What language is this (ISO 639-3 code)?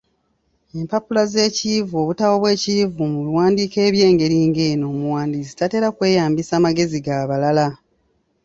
lug